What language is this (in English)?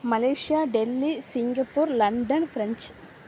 Tamil